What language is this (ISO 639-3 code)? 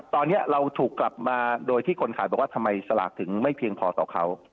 tha